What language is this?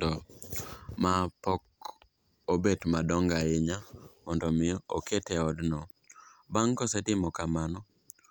Luo (Kenya and Tanzania)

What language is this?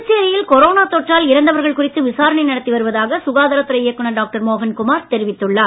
Tamil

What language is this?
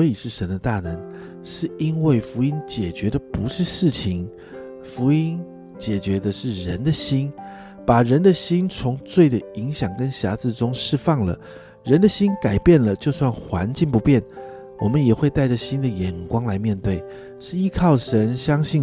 Chinese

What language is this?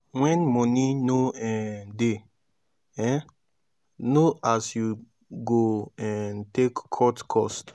Nigerian Pidgin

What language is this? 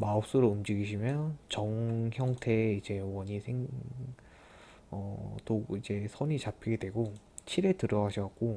Korean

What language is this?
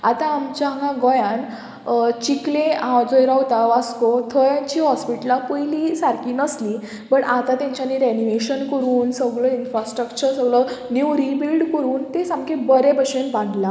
Konkani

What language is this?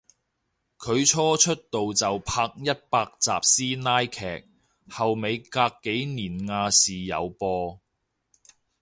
Cantonese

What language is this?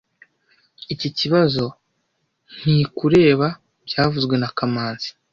Kinyarwanda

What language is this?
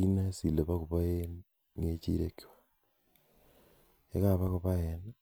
Kalenjin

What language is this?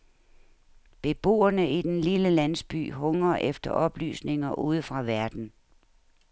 Danish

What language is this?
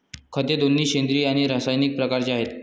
Marathi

